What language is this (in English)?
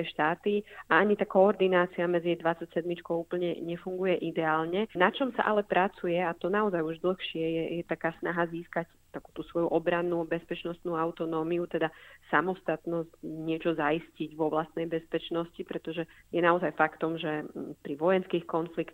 Slovak